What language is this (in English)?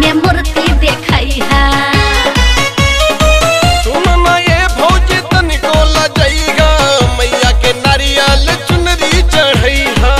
Hindi